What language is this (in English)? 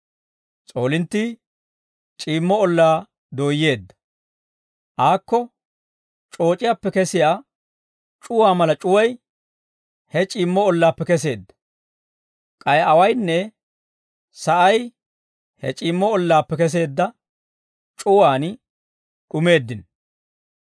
Dawro